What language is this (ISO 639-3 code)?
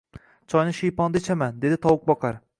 uzb